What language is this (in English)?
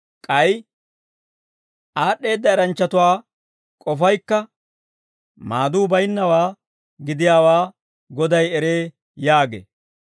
Dawro